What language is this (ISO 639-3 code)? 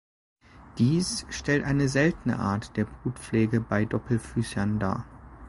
deu